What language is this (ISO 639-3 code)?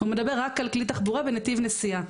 heb